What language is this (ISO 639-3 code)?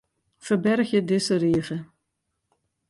fry